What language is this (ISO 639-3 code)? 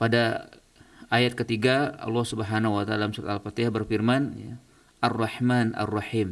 ind